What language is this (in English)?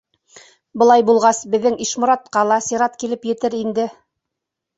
Bashkir